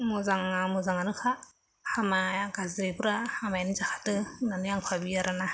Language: Bodo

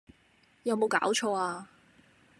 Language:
Cantonese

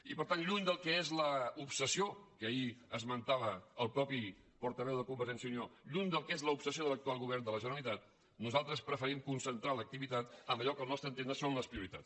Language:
Catalan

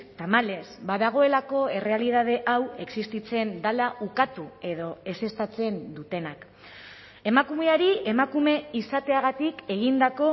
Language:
Basque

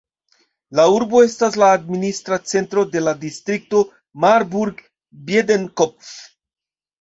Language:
Esperanto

